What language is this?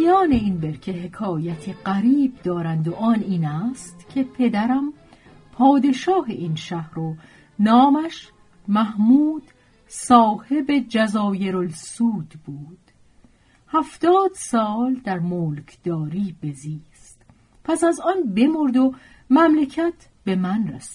Persian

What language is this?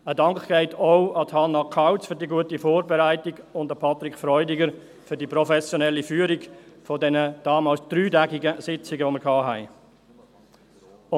Swiss German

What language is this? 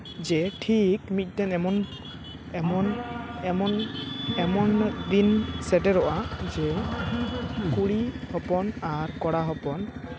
Santali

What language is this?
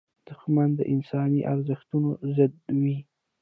Pashto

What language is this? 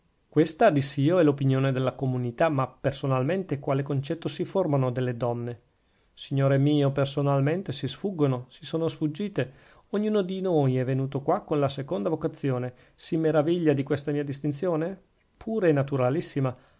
Italian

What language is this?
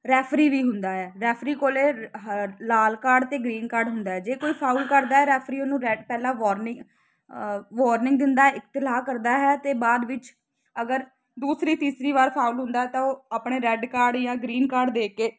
Punjabi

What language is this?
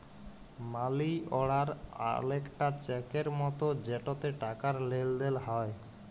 Bangla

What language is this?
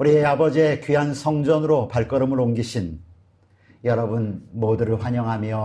Korean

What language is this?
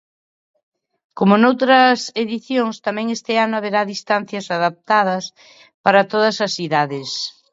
Galician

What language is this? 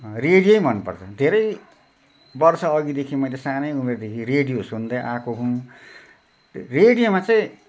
Nepali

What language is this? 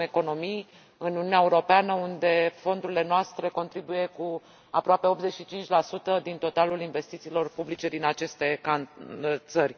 Romanian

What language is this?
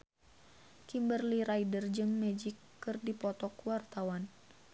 Sundanese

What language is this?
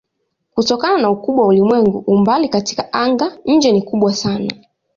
Swahili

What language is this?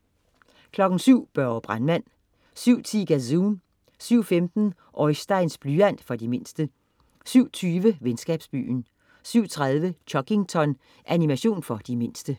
Danish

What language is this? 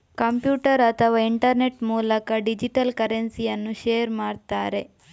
Kannada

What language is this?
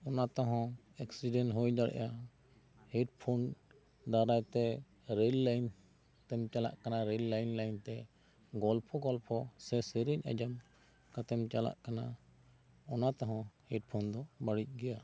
Santali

